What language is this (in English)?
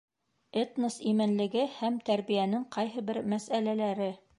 Bashkir